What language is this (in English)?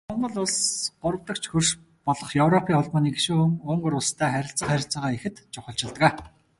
Mongolian